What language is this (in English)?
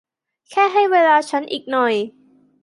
Thai